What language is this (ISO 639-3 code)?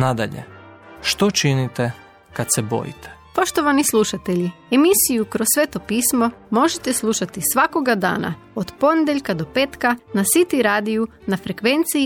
hrv